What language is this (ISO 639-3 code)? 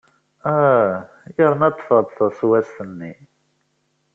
kab